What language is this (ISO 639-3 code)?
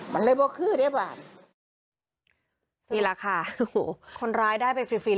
tha